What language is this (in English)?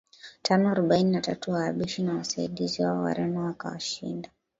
Swahili